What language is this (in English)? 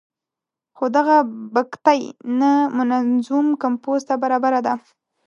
Pashto